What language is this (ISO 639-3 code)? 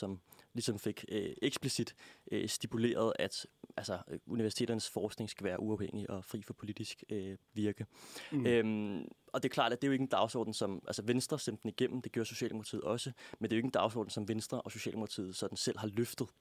dan